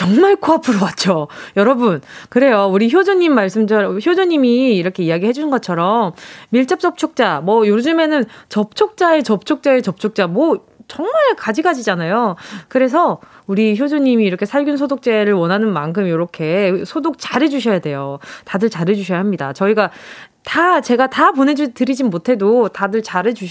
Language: Korean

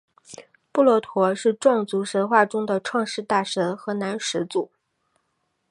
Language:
Chinese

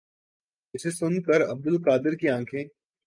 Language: Urdu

